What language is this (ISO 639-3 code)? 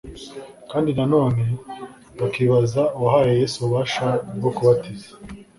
kin